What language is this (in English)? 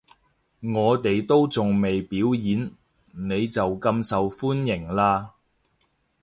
Cantonese